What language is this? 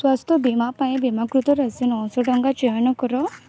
Odia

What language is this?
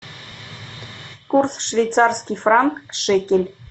Russian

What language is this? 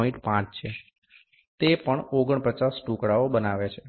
Gujarati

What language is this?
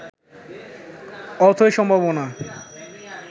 Bangla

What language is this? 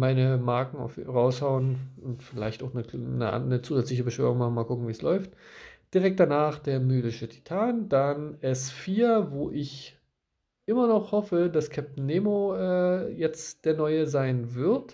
German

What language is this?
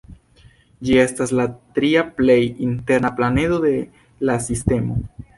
Esperanto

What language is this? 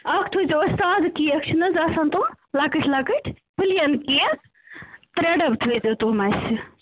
Kashmiri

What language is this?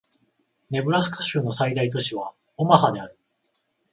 Japanese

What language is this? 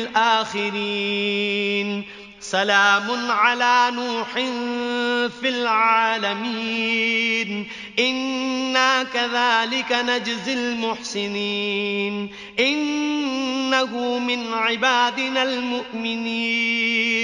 Arabic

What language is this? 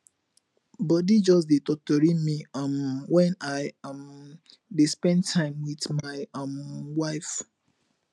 Nigerian Pidgin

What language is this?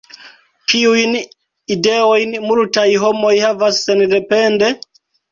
Esperanto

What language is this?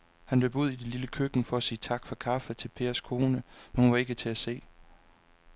Danish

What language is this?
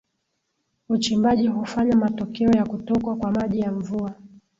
Swahili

